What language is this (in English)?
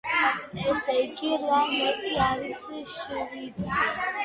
Georgian